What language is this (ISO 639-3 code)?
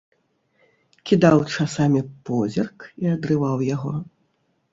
bel